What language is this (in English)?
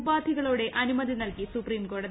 Malayalam